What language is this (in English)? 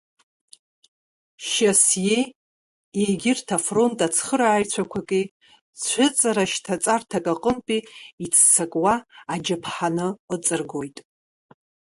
Abkhazian